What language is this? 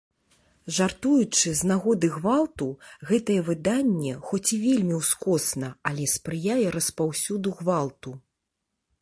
Belarusian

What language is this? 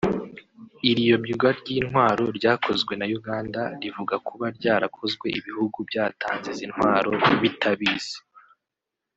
Kinyarwanda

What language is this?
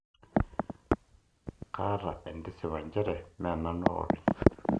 Masai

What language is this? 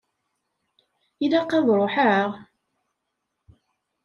Kabyle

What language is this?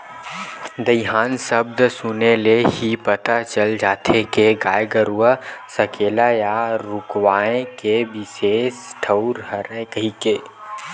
Chhattisgarhi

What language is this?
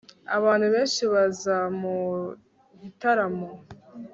Kinyarwanda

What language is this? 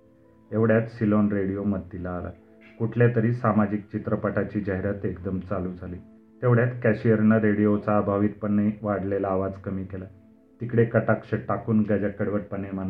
Marathi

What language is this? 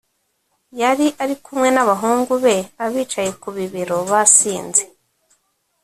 Kinyarwanda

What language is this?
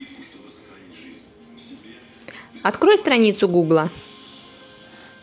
Russian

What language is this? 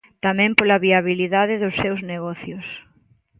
Galician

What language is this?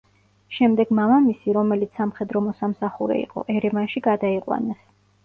Georgian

